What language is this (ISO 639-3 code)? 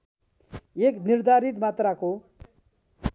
nep